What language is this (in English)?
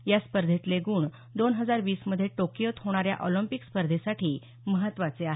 Marathi